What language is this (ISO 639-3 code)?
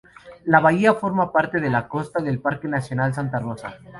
spa